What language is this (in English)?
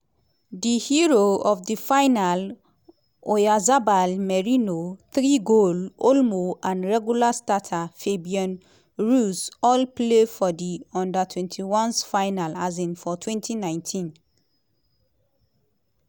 Nigerian Pidgin